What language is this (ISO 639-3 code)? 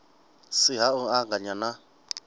ven